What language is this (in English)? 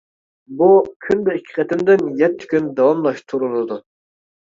Uyghur